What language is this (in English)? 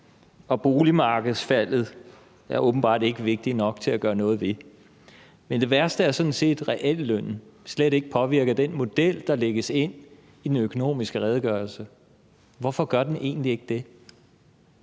Danish